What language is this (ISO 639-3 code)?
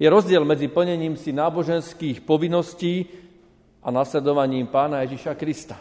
slk